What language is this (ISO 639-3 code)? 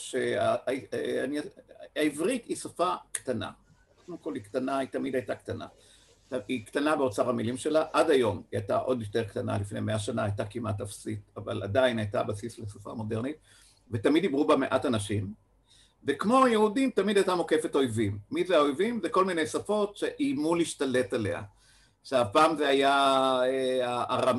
heb